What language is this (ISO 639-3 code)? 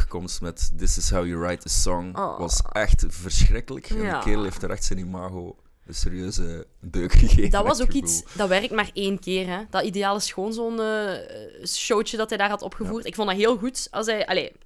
nld